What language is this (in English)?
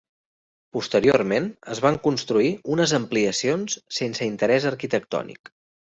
Catalan